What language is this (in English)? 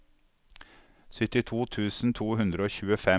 Norwegian